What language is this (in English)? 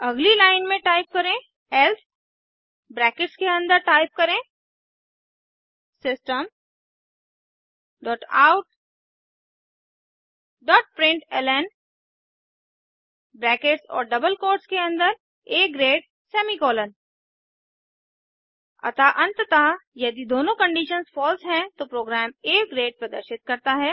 Hindi